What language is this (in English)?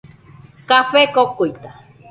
Nüpode Huitoto